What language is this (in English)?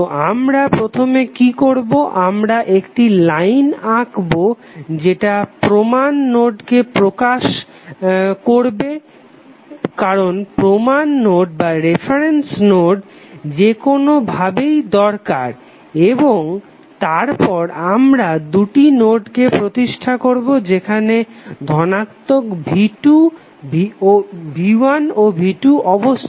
Bangla